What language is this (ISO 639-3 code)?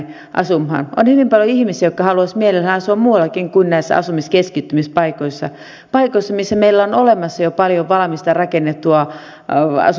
fin